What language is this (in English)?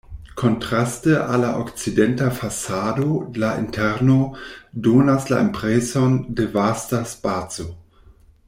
Esperanto